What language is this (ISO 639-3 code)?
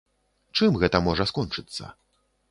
bel